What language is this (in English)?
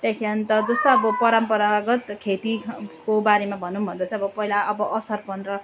Nepali